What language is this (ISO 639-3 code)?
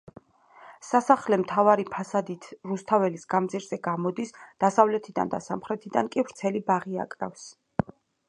kat